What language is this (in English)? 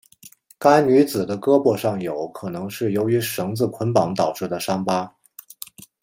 Chinese